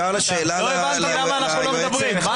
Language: Hebrew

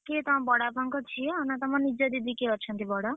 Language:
Odia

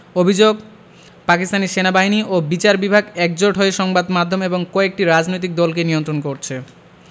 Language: Bangla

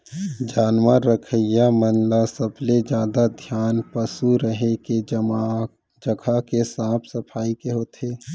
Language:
Chhattisgarhi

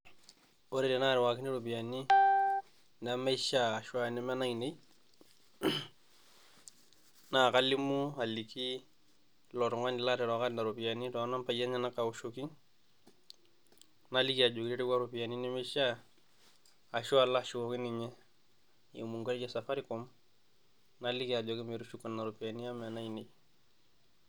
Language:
Masai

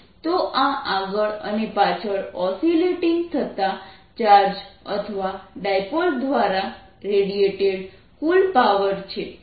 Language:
Gujarati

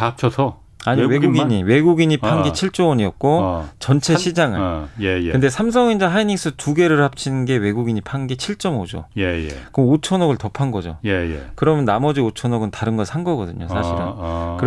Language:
Korean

